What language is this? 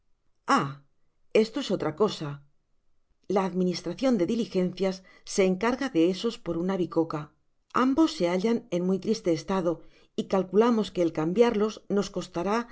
Spanish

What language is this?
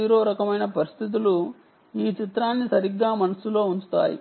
Telugu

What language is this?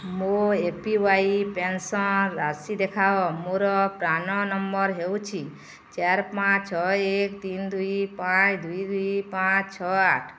Odia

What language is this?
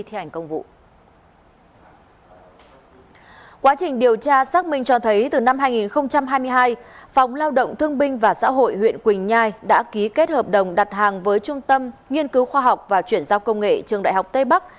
Vietnamese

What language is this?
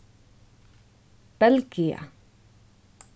Faroese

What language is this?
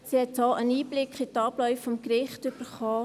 Swiss German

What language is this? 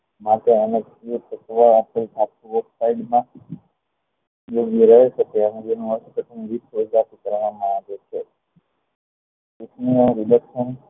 Gujarati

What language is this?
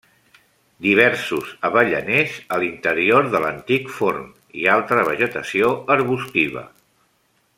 Catalan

